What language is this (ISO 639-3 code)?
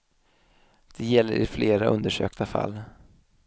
swe